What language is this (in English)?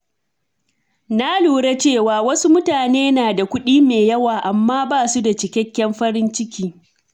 Hausa